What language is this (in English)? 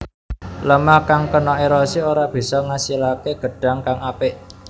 Javanese